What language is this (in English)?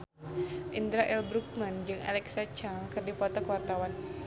Sundanese